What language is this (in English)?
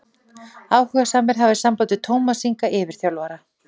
Icelandic